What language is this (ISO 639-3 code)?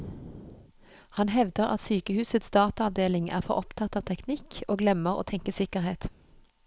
nor